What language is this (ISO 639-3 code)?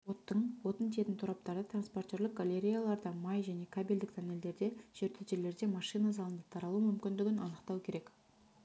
kaz